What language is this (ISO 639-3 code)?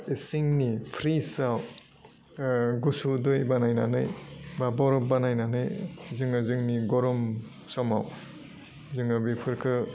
brx